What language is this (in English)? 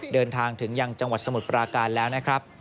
Thai